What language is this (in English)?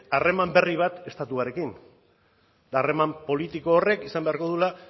Basque